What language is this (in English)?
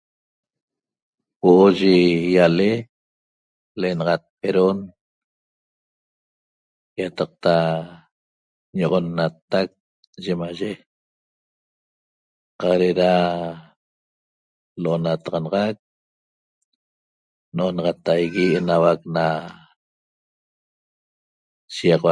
Toba